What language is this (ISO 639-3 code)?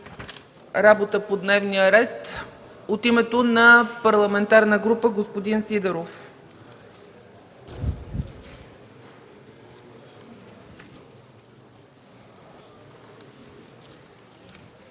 bul